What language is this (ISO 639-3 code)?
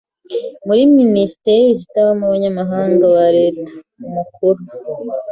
kin